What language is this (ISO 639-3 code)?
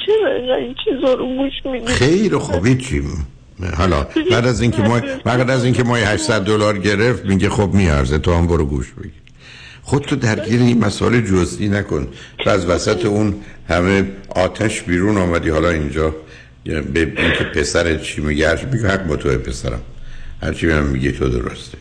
fas